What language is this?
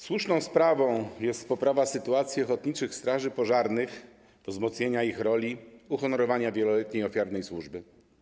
Polish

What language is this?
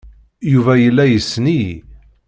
Kabyle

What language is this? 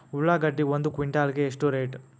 Kannada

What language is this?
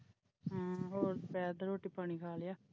Punjabi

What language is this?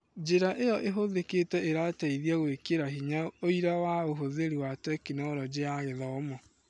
Kikuyu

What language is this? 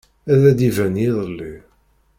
Kabyle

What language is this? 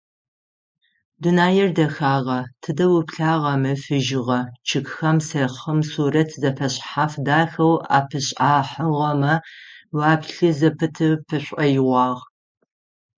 Adyghe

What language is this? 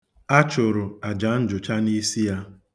Igbo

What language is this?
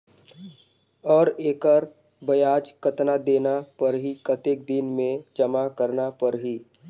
Chhattisgarhi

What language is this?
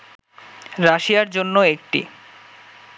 Bangla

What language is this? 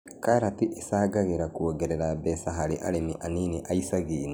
Kikuyu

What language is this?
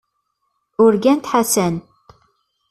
Kabyle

